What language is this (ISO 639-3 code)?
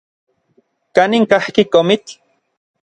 nlv